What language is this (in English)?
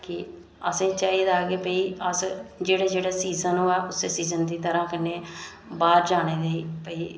Dogri